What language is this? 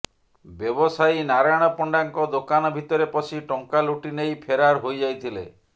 Odia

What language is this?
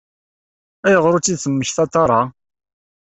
Kabyle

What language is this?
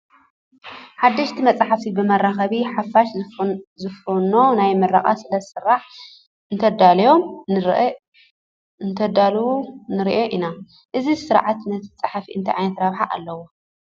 Tigrinya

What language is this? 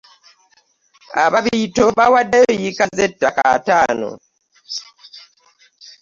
Ganda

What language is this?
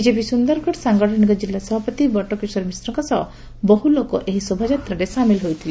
Odia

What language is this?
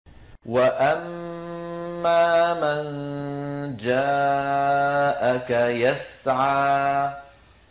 Arabic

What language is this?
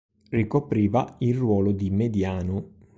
Italian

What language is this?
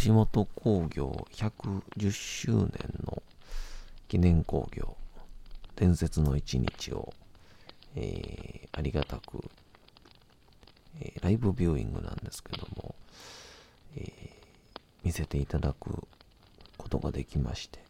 Japanese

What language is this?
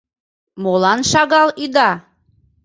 Mari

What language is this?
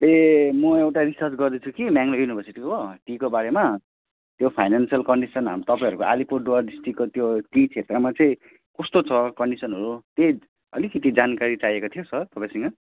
Nepali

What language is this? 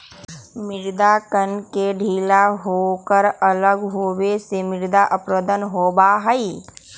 Magahi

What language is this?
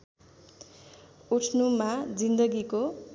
Nepali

